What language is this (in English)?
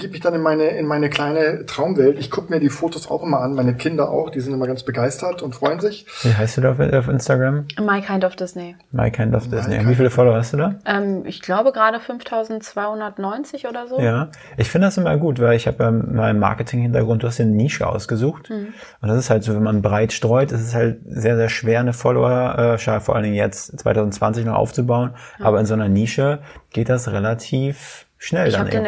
German